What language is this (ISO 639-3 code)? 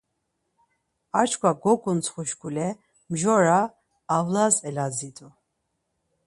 lzz